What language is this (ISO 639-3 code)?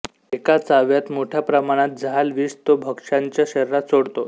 mar